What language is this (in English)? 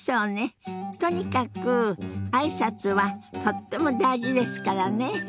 Japanese